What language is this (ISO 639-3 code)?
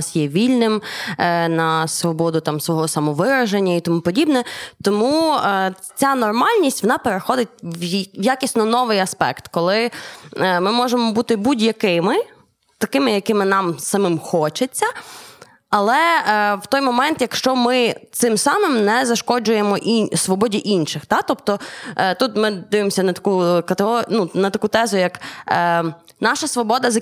ukr